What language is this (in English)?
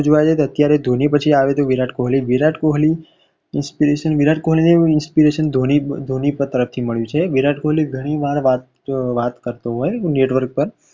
Gujarati